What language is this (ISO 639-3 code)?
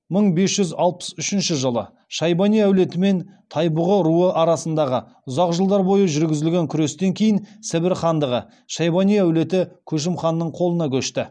kaz